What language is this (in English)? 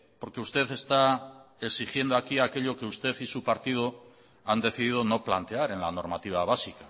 Spanish